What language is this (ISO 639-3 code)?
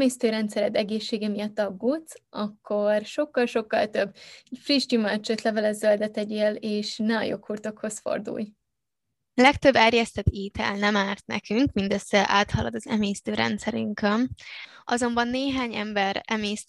hun